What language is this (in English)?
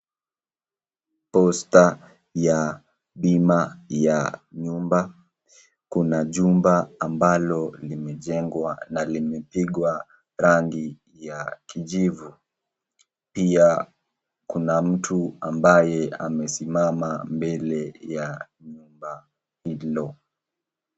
Swahili